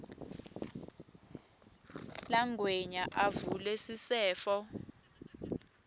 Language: Swati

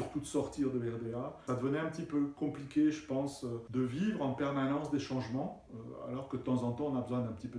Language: French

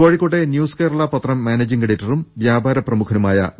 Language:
Malayalam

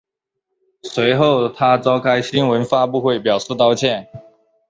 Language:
Chinese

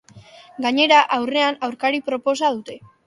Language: Basque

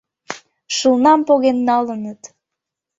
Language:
Mari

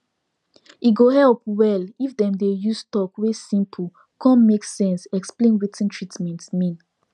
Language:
Nigerian Pidgin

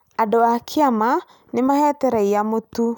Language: Kikuyu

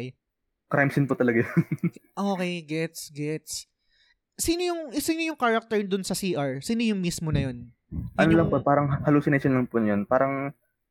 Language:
Filipino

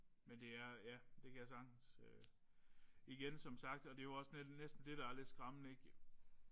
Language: Danish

